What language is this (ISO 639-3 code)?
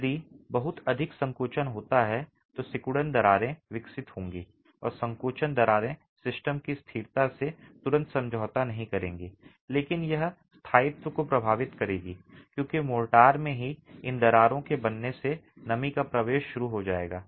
hin